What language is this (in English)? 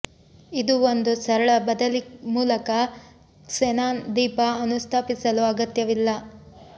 Kannada